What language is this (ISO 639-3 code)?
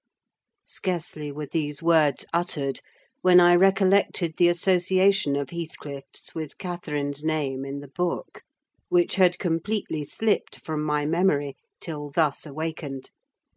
eng